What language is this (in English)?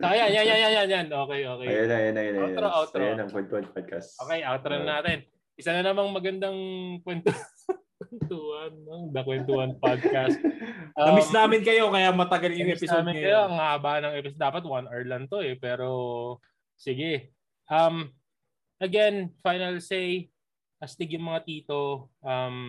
Filipino